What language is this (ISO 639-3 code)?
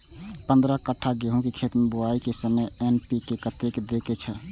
mai